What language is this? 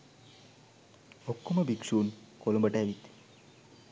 Sinhala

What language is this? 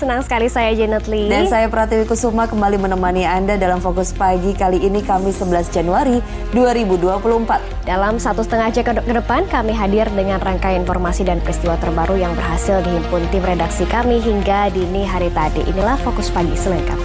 Indonesian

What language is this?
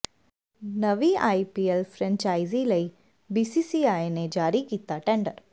Punjabi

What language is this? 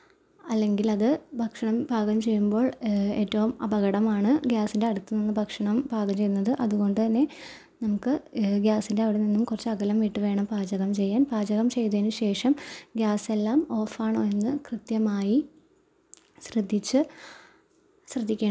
Malayalam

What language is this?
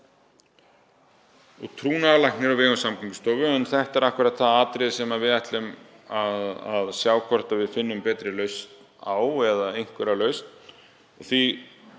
Icelandic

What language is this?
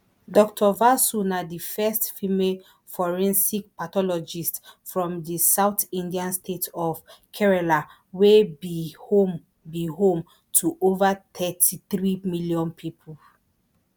Nigerian Pidgin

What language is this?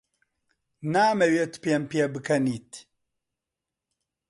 Central Kurdish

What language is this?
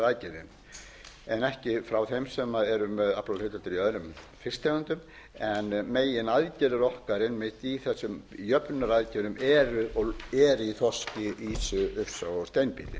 Icelandic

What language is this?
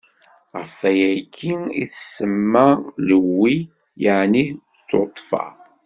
Kabyle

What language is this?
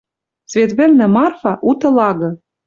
Western Mari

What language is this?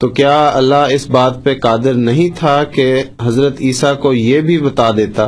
Urdu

